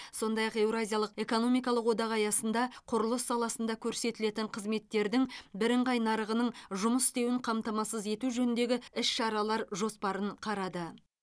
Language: Kazakh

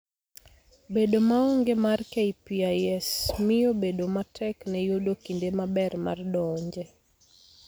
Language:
Luo (Kenya and Tanzania)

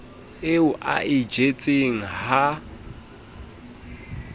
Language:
Southern Sotho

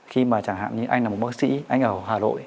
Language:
Vietnamese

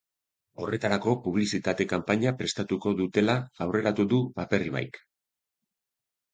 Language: Basque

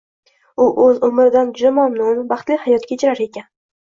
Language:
Uzbek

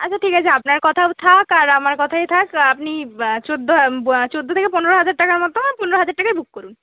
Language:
Bangla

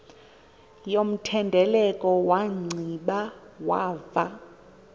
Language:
Xhosa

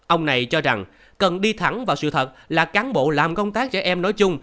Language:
Vietnamese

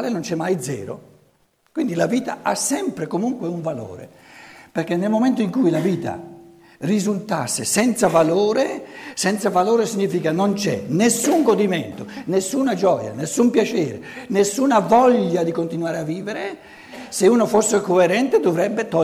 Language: Italian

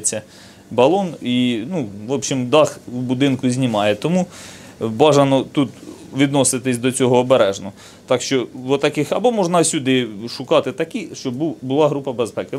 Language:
Ukrainian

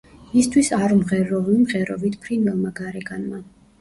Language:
Georgian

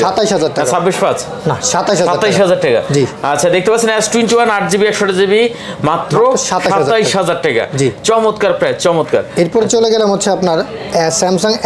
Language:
Bangla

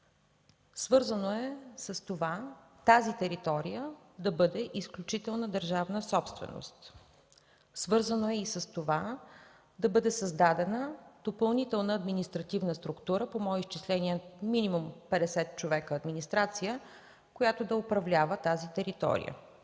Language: Bulgarian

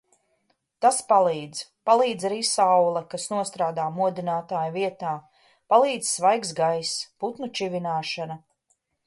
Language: Latvian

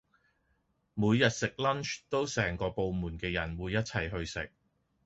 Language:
Cantonese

